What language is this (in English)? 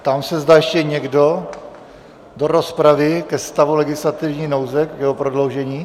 Czech